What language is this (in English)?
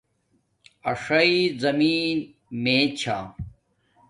Domaaki